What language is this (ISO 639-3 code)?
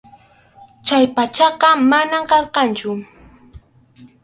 qxu